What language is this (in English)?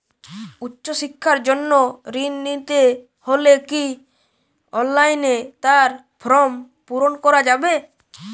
Bangla